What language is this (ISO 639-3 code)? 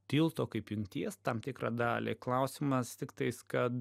lit